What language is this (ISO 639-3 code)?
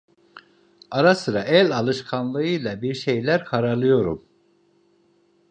tur